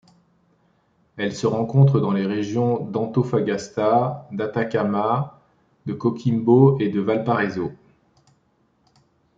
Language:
French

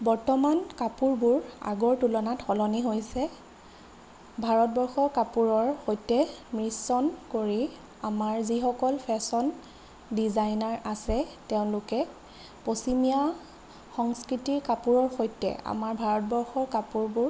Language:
Assamese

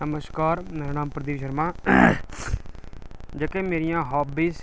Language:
Dogri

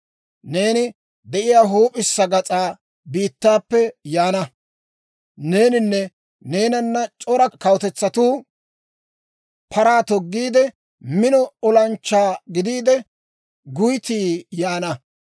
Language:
Dawro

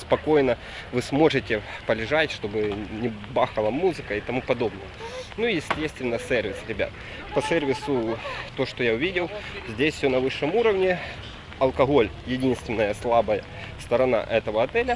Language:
Russian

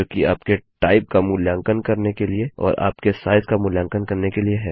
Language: Hindi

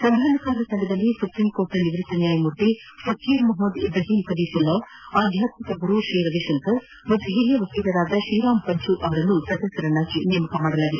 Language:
Kannada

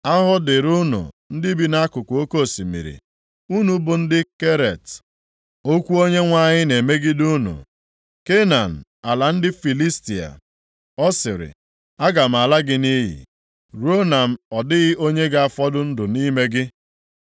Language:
Igbo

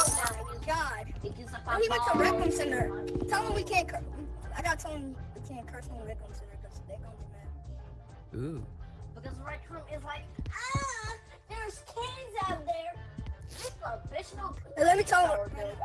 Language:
English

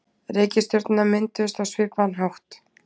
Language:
Icelandic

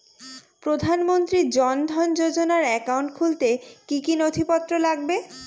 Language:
Bangla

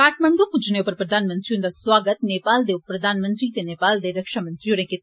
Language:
Dogri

